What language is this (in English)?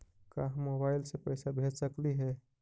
Magahi